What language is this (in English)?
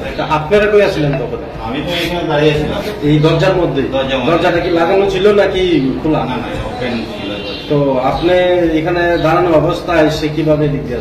Bangla